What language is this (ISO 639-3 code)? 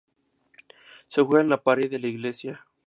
spa